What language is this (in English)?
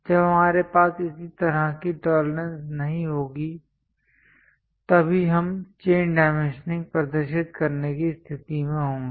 Hindi